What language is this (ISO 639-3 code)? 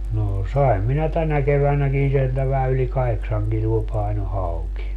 fin